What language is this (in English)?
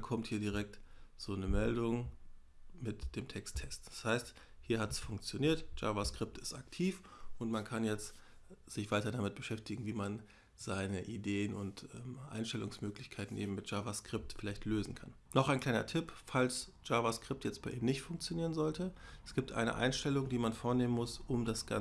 German